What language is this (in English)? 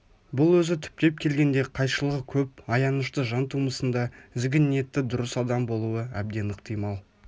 Kazakh